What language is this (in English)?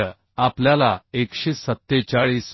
Marathi